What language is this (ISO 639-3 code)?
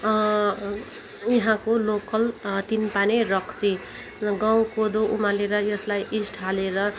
nep